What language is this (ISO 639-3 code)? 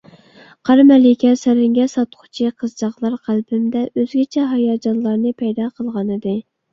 uig